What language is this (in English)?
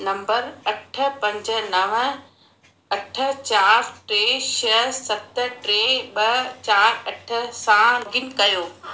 Sindhi